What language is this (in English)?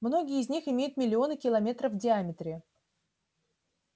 Russian